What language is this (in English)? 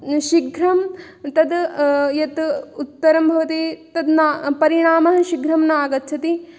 Sanskrit